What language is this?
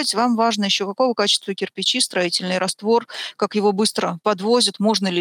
Russian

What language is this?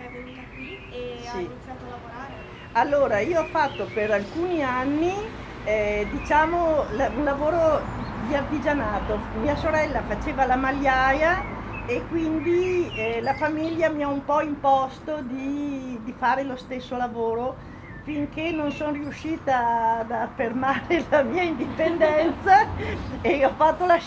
Italian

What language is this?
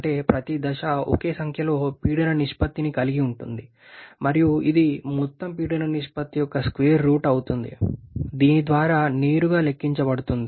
Telugu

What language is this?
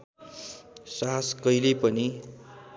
Nepali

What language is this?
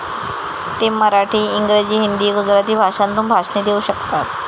Marathi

